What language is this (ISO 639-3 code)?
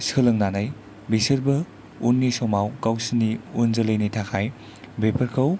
brx